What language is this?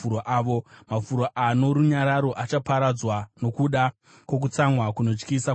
Shona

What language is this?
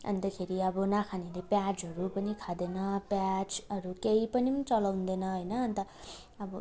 Nepali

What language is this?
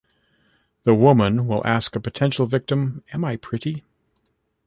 English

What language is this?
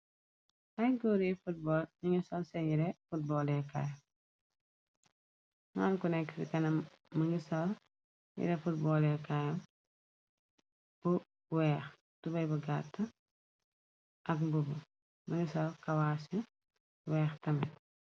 Wolof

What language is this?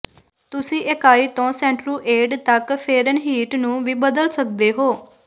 Punjabi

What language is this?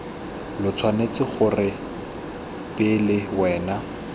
Tswana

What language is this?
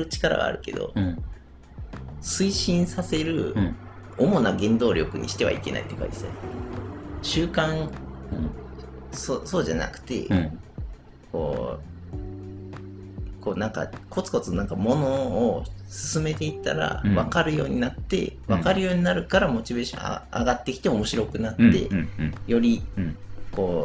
Japanese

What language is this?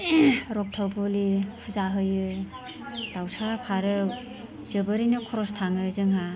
Bodo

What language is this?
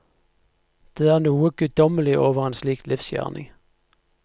Norwegian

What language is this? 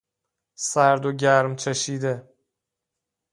Persian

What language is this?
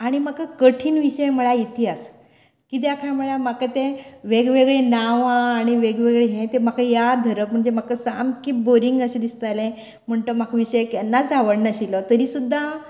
Konkani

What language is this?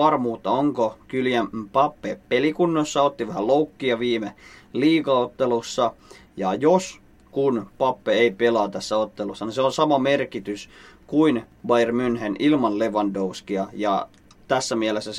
Finnish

